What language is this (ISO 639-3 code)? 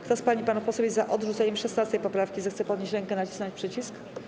pol